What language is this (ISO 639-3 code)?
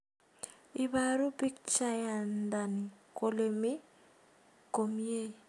kln